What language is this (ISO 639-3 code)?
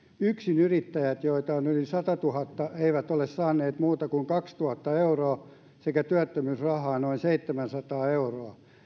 fin